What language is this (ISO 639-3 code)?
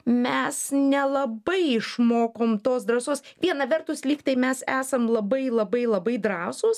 lit